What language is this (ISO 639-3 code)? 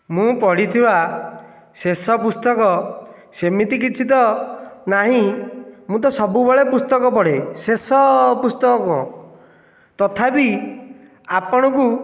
ori